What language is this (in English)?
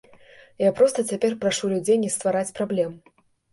Belarusian